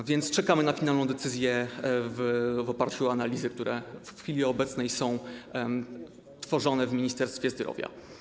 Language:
Polish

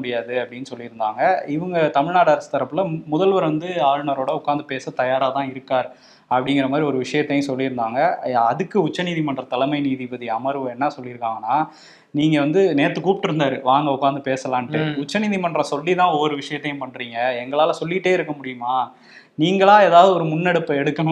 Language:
Tamil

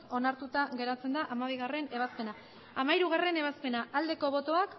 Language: Basque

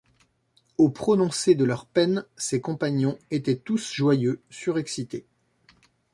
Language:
French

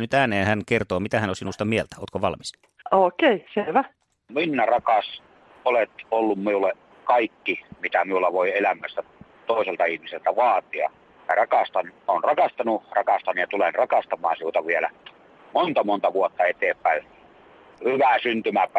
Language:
Finnish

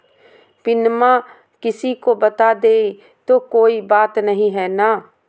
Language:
Magahi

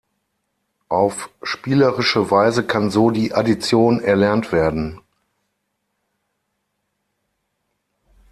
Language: German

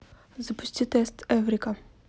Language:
Russian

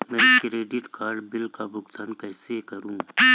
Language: Hindi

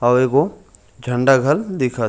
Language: Chhattisgarhi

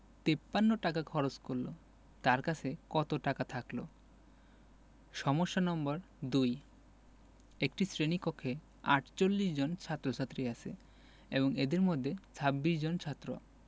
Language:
Bangla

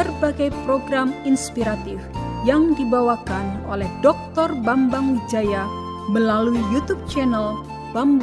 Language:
Indonesian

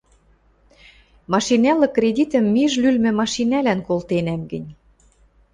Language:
Western Mari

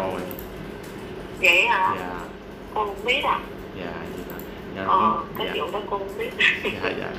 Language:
Vietnamese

